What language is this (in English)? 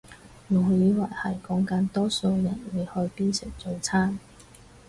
Cantonese